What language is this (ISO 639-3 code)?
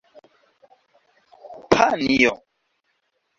epo